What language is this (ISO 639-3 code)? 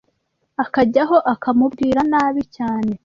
kin